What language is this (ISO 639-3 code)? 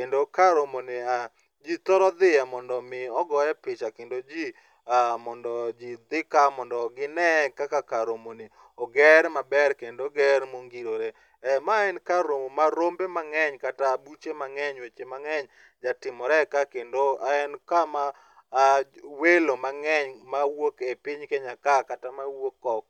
luo